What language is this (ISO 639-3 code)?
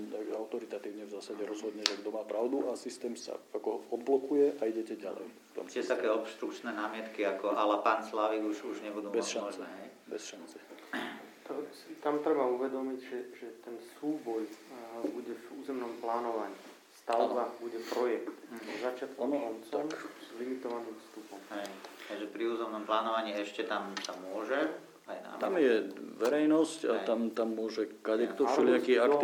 slk